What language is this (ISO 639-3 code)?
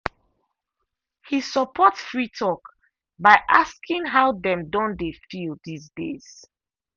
pcm